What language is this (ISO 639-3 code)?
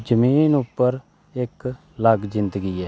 doi